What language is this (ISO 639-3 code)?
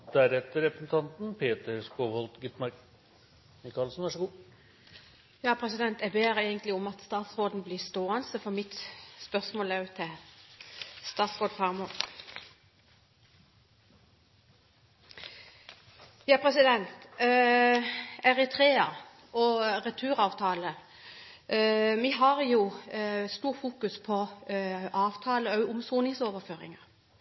nor